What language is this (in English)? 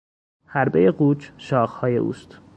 Persian